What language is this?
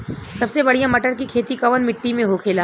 Bhojpuri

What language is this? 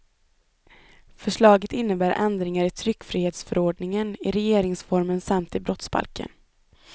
Swedish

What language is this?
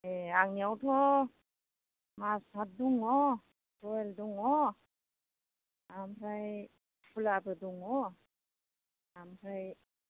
Bodo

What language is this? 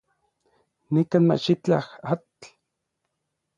Orizaba Nahuatl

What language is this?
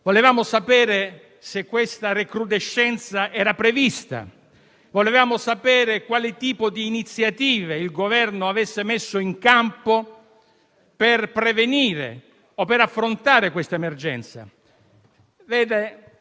Italian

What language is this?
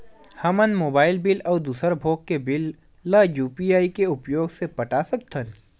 Chhattisgarhi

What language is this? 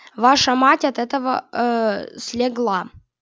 Russian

